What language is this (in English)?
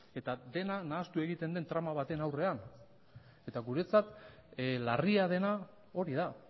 Basque